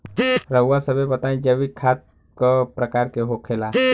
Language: Bhojpuri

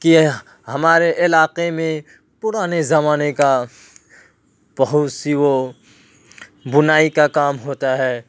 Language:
Urdu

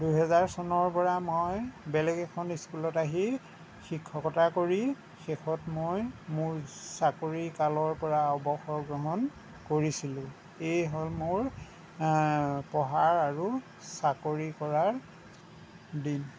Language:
Assamese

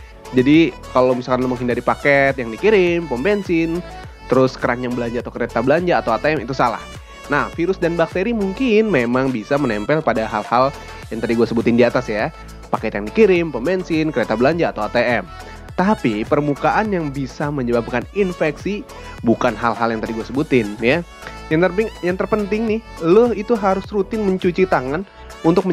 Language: Indonesian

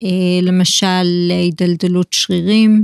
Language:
Hebrew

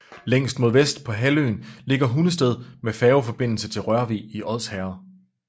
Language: Danish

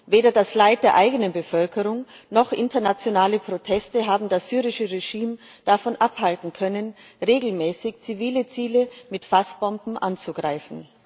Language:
German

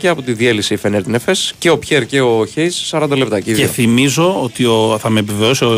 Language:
Greek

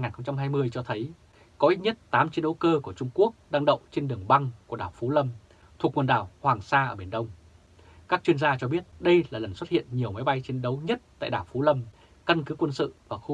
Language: Vietnamese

